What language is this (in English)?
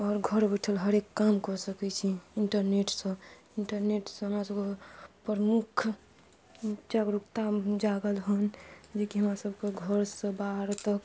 Maithili